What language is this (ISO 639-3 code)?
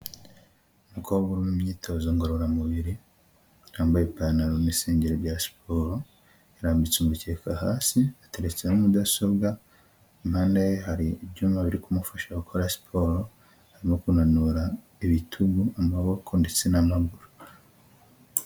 kin